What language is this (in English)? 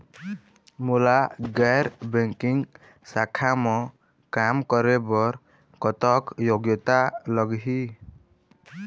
Chhattisgarhi